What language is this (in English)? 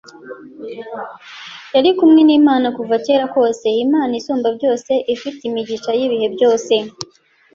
Kinyarwanda